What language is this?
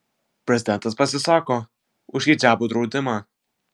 Lithuanian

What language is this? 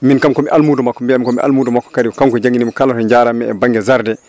Fula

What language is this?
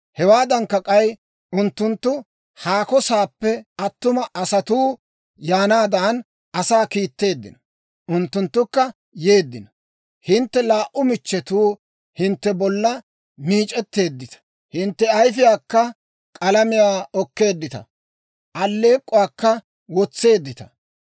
Dawro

